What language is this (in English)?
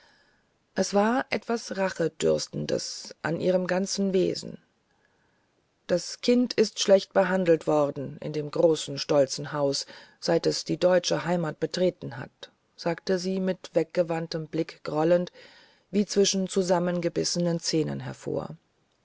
German